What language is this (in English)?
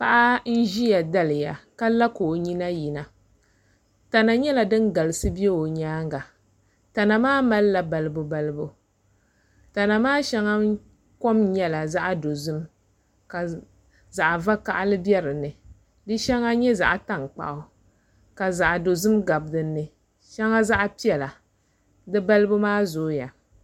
Dagbani